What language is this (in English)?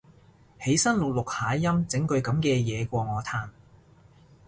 Cantonese